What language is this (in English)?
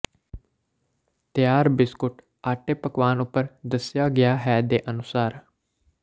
Punjabi